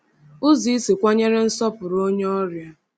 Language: Igbo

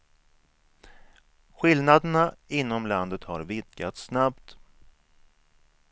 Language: Swedish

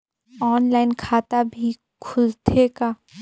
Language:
Chhattisgarhi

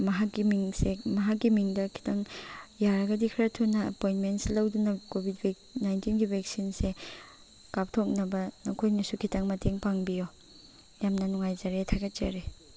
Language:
Manipuri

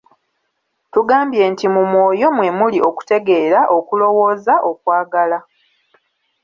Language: Ganda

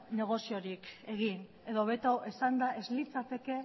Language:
Basque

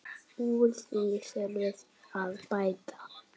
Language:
Icelandic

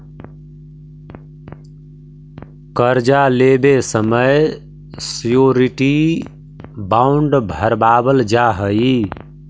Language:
Magahi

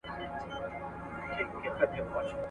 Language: Pashto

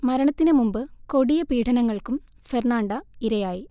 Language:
Malayalam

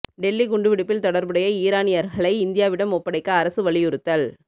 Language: Tamil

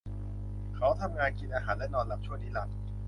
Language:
Thai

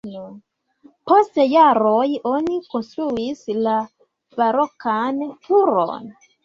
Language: Esperanto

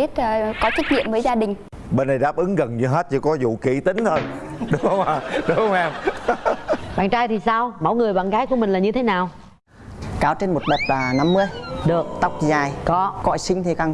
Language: Vietnamese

